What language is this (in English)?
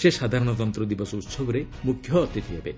Odia